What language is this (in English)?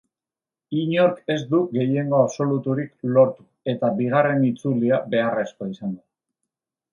Basque